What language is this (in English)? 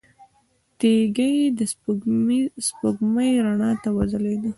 Pashto